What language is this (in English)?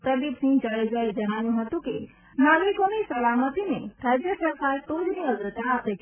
Gujarati